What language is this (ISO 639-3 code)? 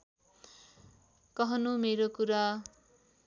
nep